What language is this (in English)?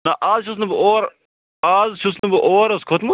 Kashmiri